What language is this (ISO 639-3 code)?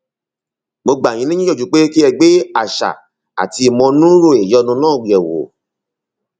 yor